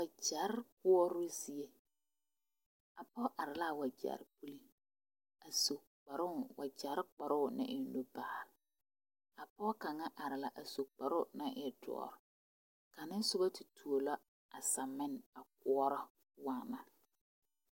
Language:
Southern Dagaare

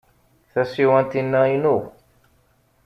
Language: Kabyle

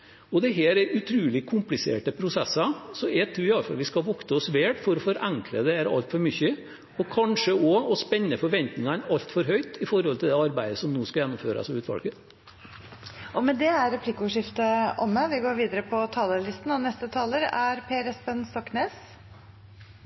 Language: Norwegian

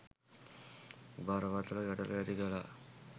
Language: Sinhala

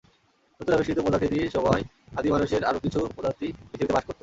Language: Bangla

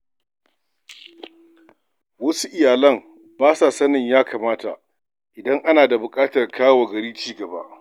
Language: Hausa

